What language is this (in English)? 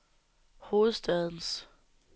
Danish